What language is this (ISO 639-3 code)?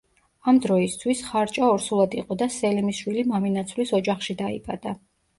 kat